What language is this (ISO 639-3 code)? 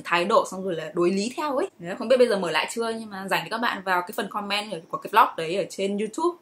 vie